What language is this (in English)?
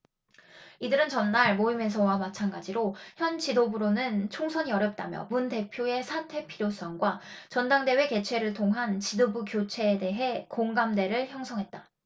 Korean